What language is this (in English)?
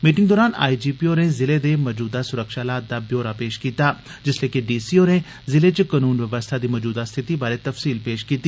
Dogri